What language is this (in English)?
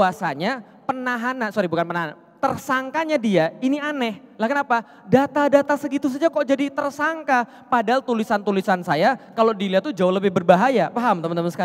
Indonesian